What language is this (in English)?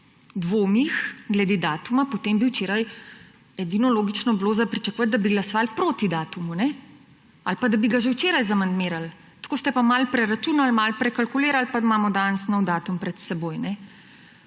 Slovenian